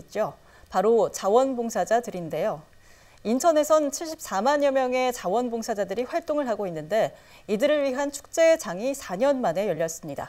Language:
Korean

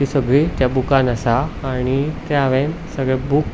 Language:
Konkani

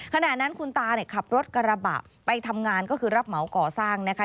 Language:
Thai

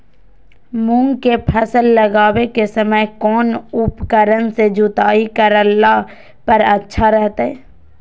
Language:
Magahi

